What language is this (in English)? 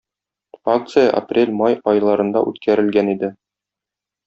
Tatar